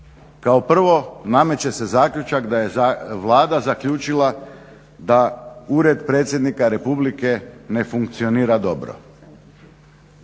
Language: Croatian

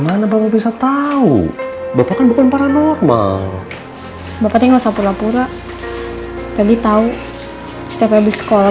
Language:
Indonesian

